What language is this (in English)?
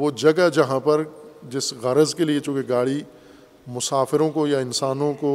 Urdu